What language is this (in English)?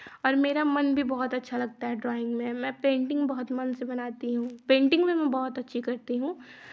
Hindi